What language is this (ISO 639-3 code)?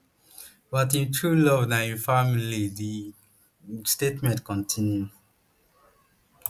pcm